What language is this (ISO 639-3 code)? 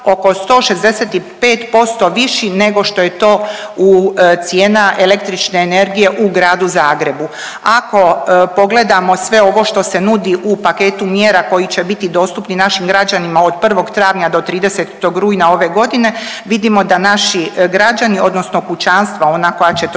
hrv